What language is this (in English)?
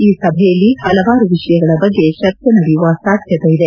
Kannada